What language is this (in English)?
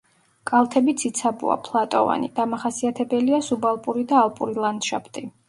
Georgian